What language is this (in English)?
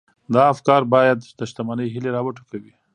Pashto